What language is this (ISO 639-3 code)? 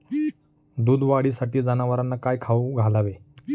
mar